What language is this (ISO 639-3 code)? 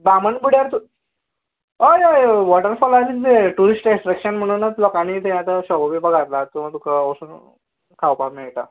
kok